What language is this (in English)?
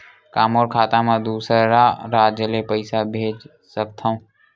Chhattisgarhi